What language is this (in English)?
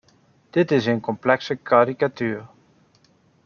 Dutch